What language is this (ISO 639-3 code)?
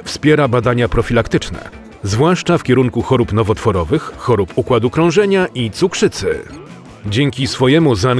pol